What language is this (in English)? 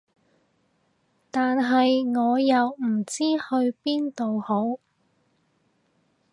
Cantonese